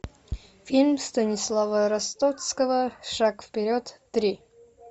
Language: Russian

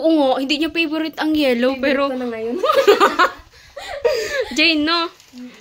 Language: Filipino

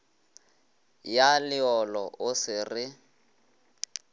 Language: Northern Sotho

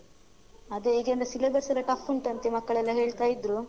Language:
Kannada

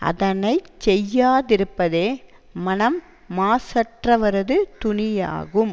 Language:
Tamil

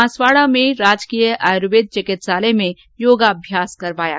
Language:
Hindi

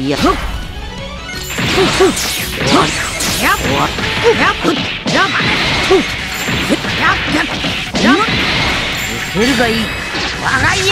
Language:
Japanese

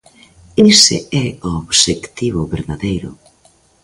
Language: Galician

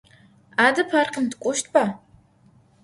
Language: Adyghe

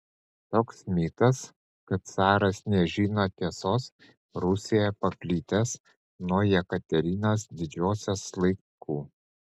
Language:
Lithuanian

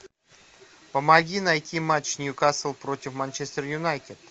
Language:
Russian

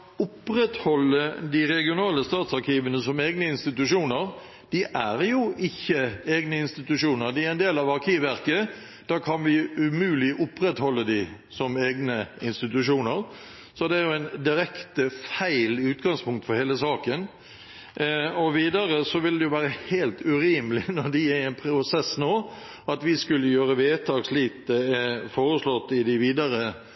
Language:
Norwegian Bokmål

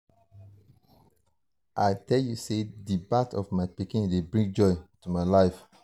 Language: Nigerian Pidgin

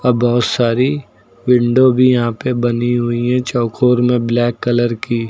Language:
Hindi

